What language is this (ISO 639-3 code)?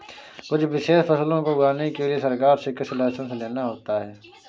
hin